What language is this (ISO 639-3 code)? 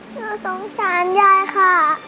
tha